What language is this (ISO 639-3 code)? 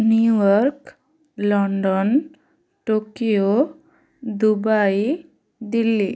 ori